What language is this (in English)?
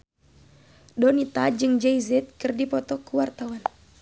Sundanese